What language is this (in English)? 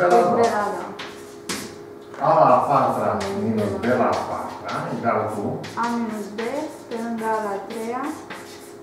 Romanian